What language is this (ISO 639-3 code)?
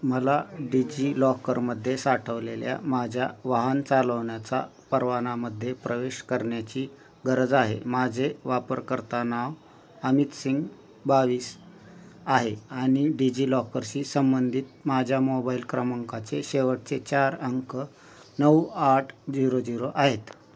mar